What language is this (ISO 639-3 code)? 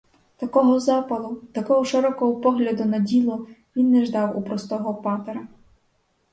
ukr